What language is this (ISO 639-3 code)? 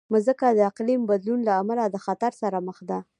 pus